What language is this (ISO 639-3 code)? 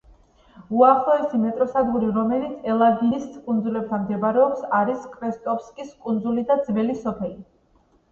kat